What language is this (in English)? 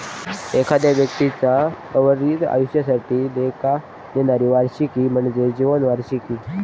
Marathi